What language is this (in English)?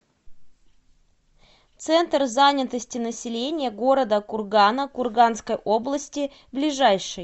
Russian